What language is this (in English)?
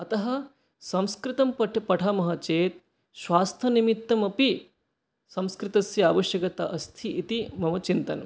Sanskrit